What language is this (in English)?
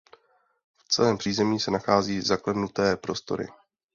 Czech